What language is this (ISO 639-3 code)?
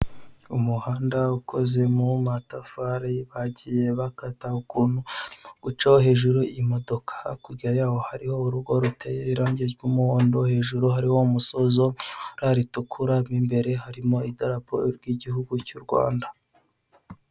kin